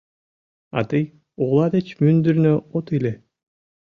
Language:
Mari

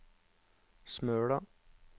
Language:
Norwegian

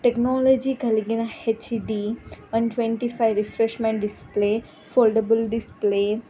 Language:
Telugu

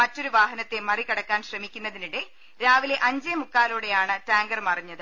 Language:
Malayalam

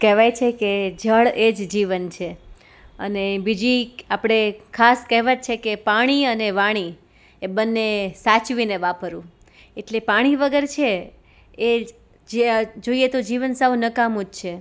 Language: Gujarati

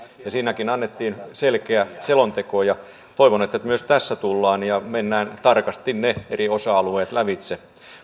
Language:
Finnish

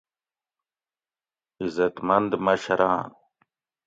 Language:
Gawri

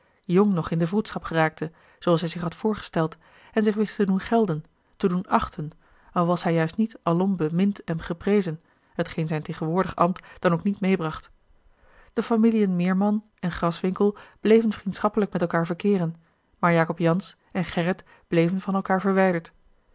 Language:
Dutch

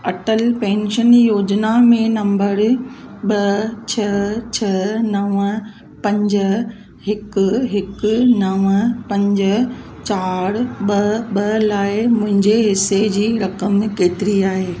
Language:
Sindhi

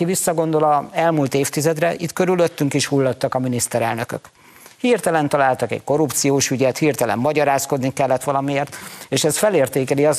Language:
Hungarian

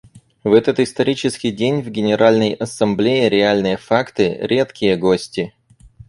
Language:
Russian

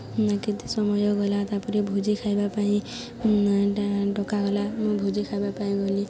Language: Odia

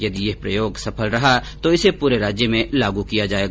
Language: Hindi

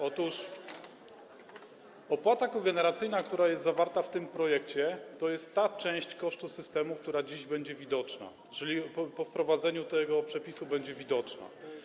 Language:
Polish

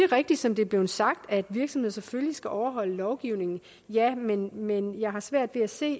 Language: Danish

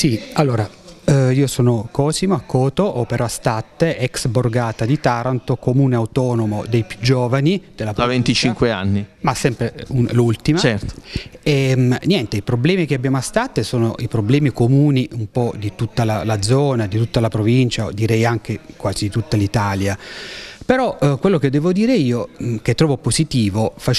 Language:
Italian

